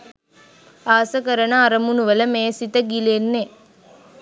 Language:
Sinhala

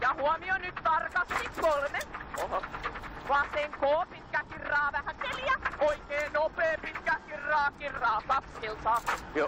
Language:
Finnish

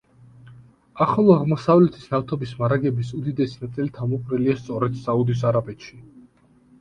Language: Georgian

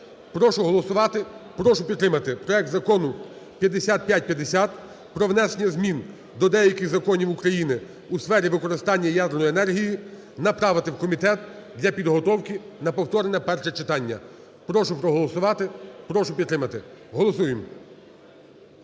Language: Ukrainian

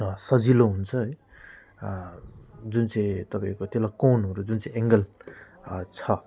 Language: Nepali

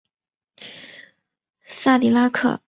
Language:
Chinese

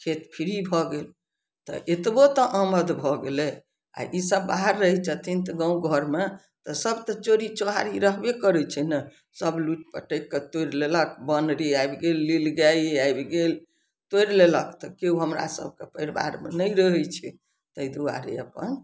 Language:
Maithili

